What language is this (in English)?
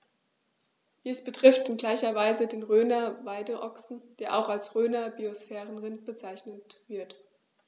German